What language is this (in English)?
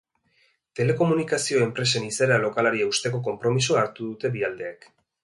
Basque